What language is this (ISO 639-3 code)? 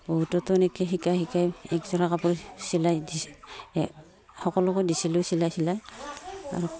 asm